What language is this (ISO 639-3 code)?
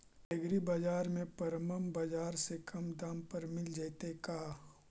mag